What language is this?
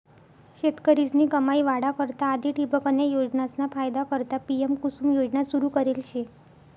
Marathi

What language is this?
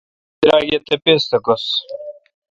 Kalkoti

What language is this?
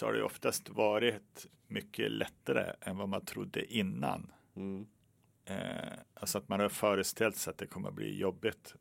Swedish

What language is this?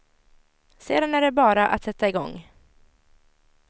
Swedish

